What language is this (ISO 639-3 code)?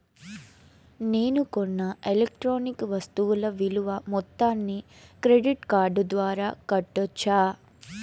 tel